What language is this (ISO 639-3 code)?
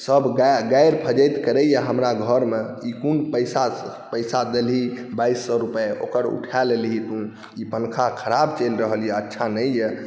mai